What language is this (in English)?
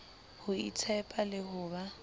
Southern Sotho